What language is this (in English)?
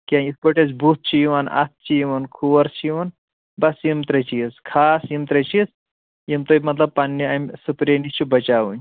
Kashmiri